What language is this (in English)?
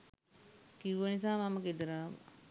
Sinhala